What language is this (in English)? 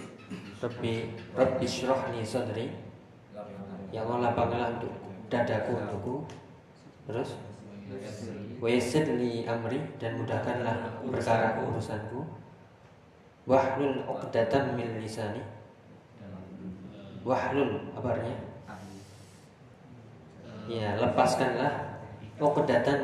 Indonesian